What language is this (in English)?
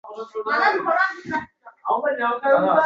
Uzbek